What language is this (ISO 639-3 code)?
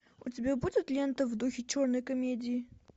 rus